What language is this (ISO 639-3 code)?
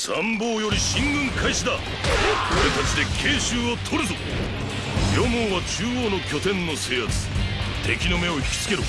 jpn